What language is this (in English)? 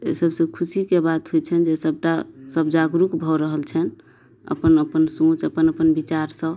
Maithili